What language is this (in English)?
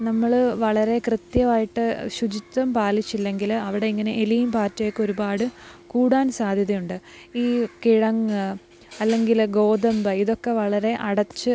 Malayalam